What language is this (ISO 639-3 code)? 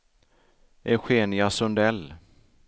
swe